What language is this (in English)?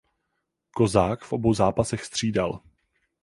Czech